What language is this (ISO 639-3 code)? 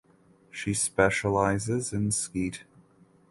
eng